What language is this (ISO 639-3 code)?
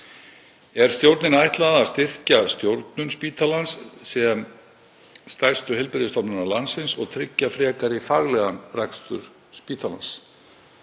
isl